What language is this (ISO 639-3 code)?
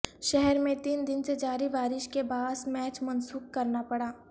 urd